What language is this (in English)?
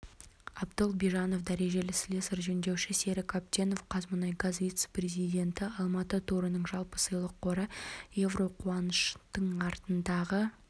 Kazakh